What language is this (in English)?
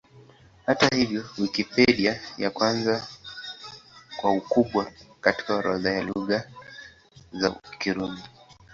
Swahili